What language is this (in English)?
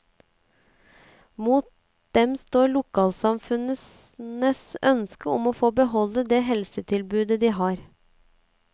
Norwegian